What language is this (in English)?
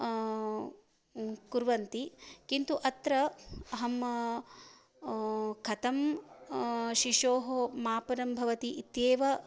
Sanskrit